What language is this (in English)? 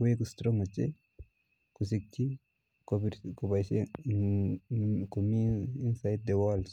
Kalenjin